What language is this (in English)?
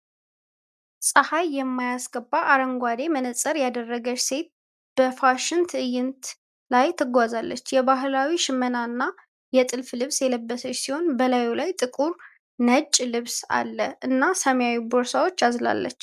Amharic